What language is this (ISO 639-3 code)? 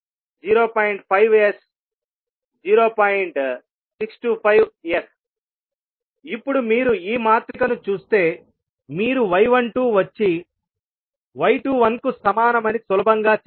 tel